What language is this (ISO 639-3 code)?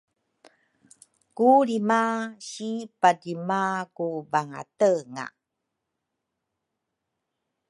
dru